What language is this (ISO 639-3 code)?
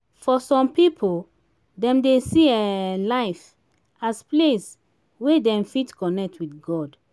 pcm